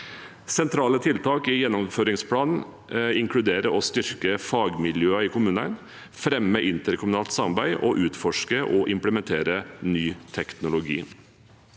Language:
Norwegian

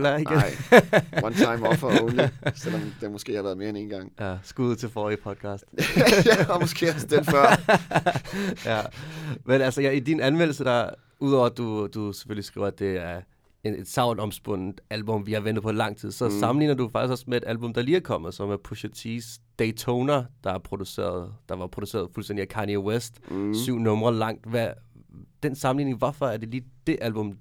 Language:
Danish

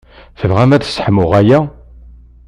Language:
Kabyle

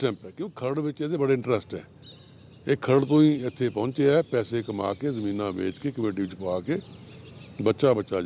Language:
Hindi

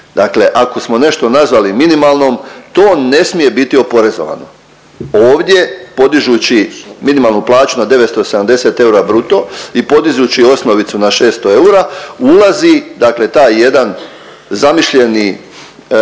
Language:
Croatian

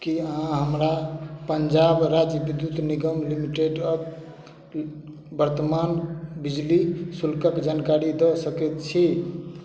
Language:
Maithili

